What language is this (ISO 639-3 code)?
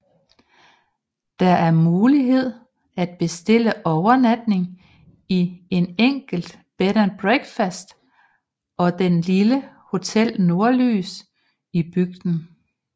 dan